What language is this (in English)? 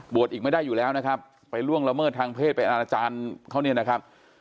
Thai